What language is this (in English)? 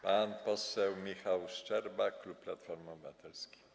Polish